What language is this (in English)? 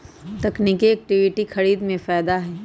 Magahi